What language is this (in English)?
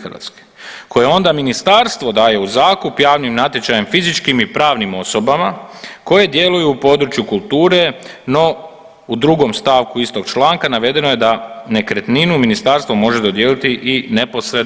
Croatian